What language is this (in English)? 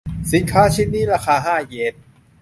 Thai